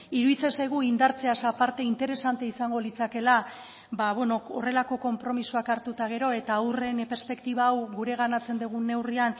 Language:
Basque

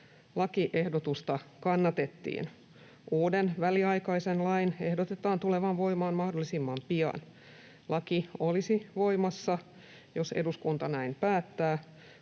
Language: Finnish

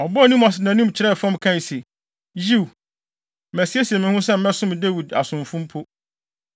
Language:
Akan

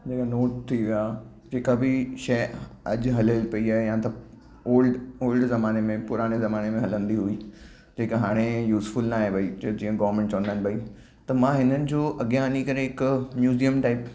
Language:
Sindhi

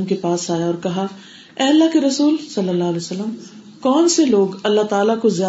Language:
Urdu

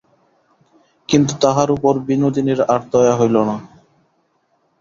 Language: Bangla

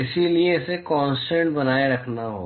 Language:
Hindi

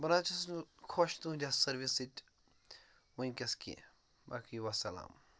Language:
Kashmiri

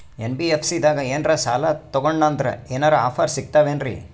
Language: Kannada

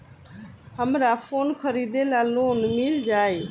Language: Bhojpuri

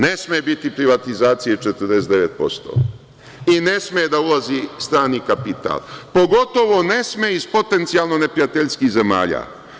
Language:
Serbian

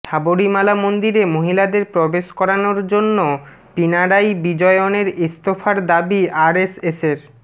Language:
Bangla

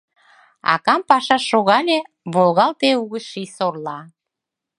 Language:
Mari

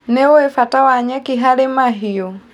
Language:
Kikuyu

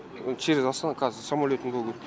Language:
Kazakh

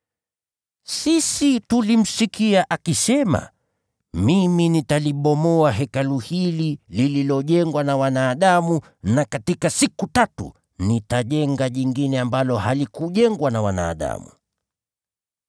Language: Swahili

